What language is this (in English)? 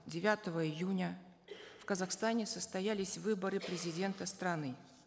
Kazakh